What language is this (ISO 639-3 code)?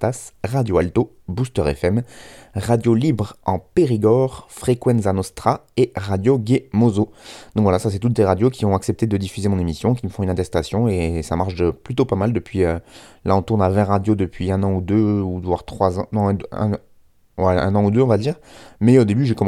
fra